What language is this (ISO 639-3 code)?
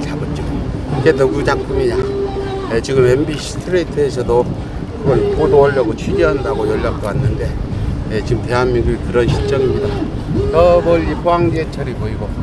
kor